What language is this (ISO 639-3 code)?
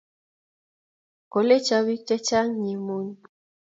kln